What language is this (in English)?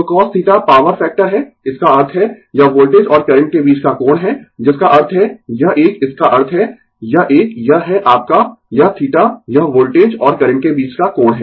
Hindi